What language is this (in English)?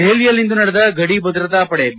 Kannada